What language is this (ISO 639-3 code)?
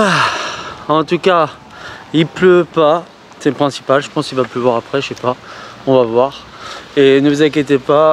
fra